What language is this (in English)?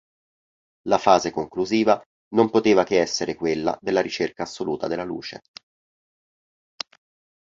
Italian